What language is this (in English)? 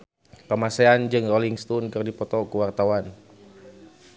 Sundanese